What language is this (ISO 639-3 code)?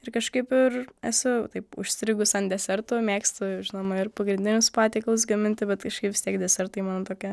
lit